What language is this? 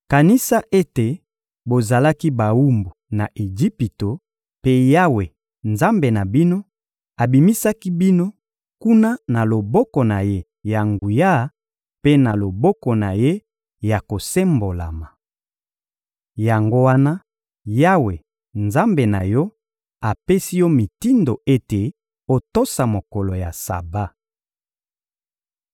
Lingala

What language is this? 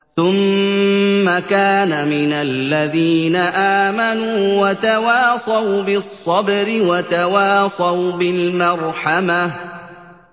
Arabic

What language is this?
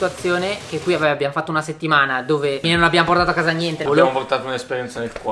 Italian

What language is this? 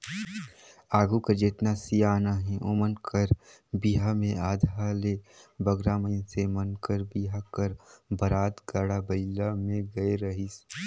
Chhattisgarhi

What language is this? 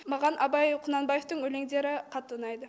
Kazakh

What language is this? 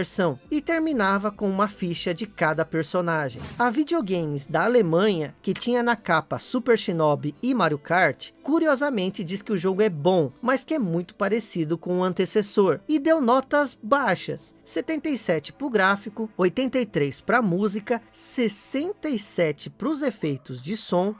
Portuguese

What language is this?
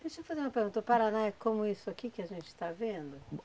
Portuguese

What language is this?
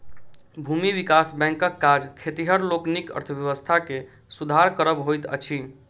Maithili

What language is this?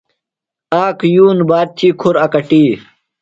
Phalura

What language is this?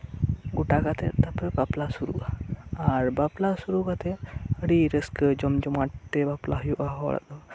Santali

